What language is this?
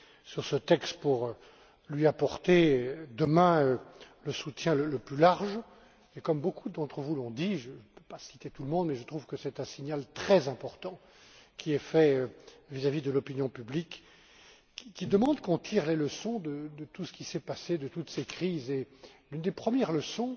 French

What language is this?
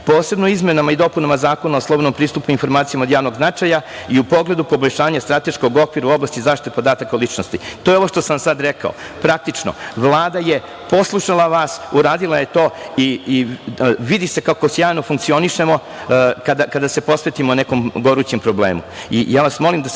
Serbian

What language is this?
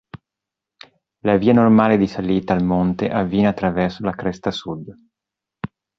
Italian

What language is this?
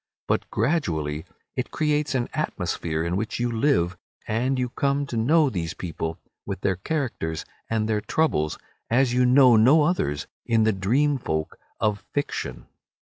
English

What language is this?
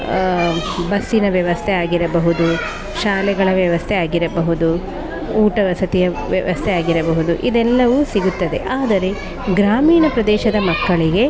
Kannada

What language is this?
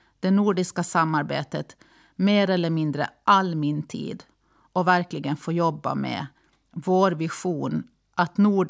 Swedish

